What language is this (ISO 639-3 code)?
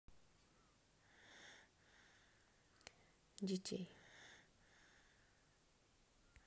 rus